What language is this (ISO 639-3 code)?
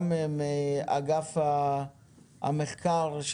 heb